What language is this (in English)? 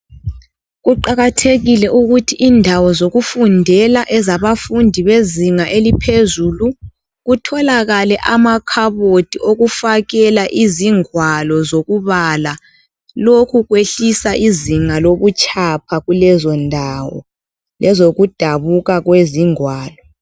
North Ndebele